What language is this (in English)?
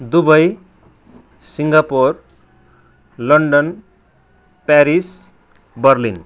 Nepali